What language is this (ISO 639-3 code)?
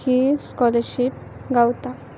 kok